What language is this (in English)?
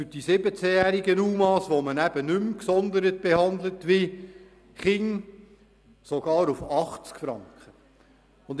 Swiss German